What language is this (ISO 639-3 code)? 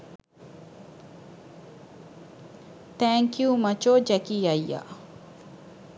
sin